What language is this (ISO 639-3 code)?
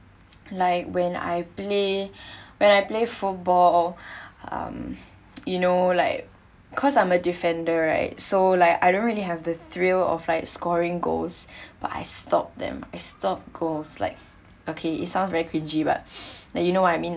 eng